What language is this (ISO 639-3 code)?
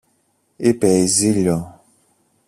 ell